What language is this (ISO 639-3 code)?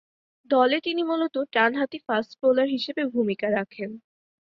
ben